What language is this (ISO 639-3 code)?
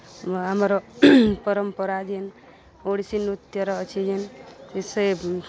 ori